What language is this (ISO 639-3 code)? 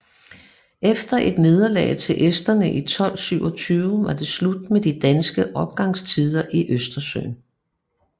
dan